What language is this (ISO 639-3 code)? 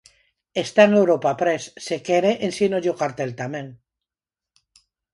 glg